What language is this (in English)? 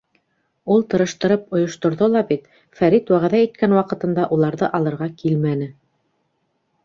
Bashkir